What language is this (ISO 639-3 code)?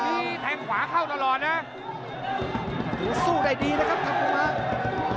tha